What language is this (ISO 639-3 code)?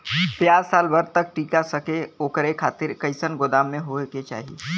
bho